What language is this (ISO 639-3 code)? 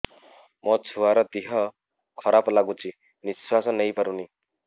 ori